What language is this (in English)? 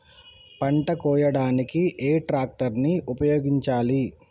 Telugu